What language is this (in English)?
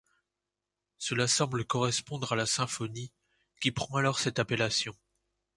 French